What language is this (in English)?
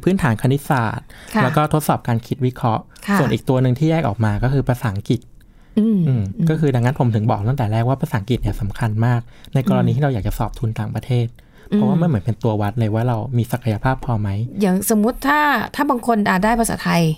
Thai